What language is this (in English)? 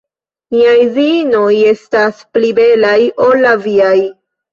Esperanto